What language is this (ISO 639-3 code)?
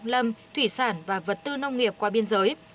vie